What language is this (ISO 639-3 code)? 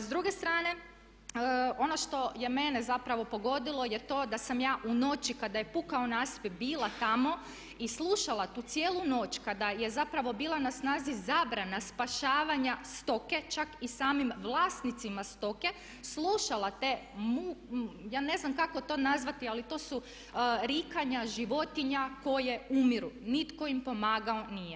hrv